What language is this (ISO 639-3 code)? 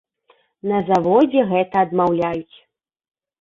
bel